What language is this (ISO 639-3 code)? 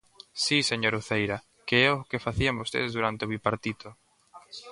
glg